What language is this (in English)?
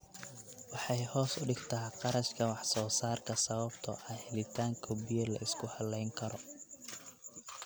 Somali